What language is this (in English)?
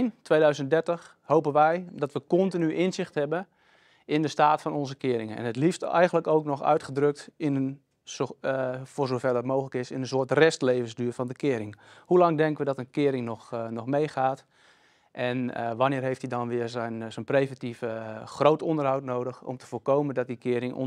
Dutch